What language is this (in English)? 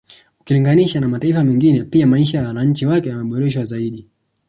Swahili